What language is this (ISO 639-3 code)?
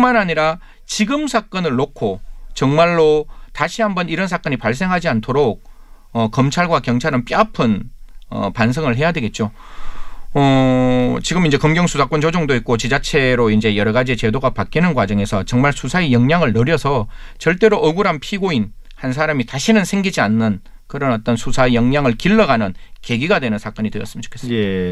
kor